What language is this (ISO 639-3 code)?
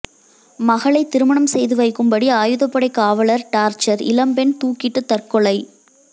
tam